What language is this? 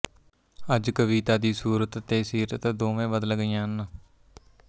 Punjabi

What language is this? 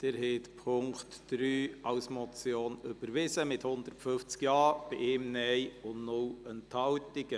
Swiss German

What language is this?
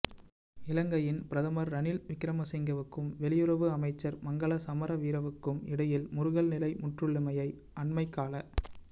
Tamil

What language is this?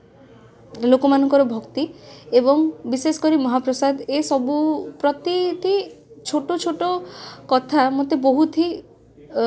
Odia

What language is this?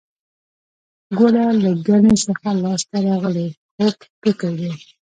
Pashto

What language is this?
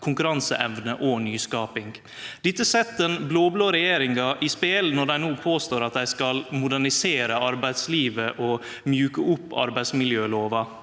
Norwegian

